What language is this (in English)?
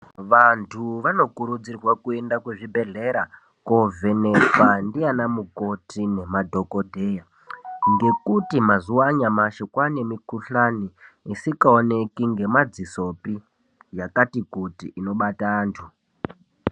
Ndau